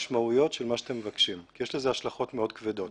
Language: Hebrew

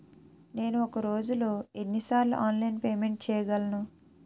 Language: Telugu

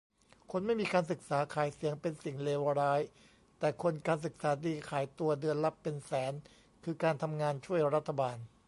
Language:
Thai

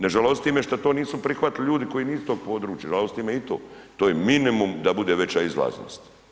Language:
Croatian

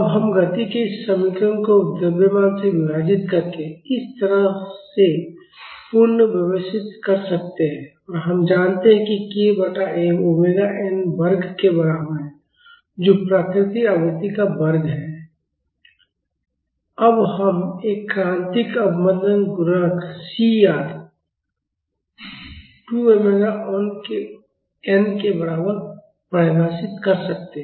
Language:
Hindi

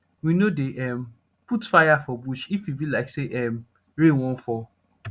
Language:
Nigerian Pidgin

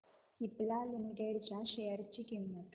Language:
Marathi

